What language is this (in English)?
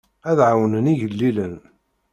Kabyle